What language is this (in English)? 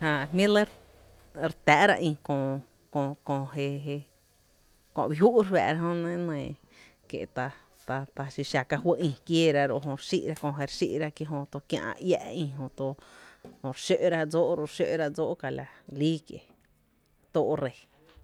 Tepinapa Chinantec